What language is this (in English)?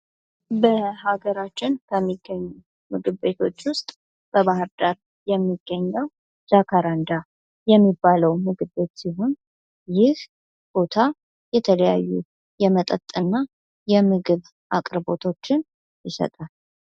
Amharic